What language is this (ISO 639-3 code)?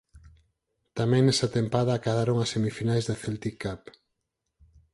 glg